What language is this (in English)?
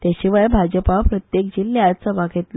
Konkani